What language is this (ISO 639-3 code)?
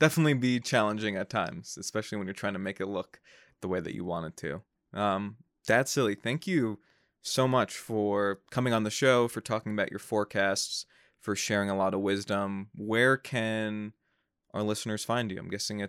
eng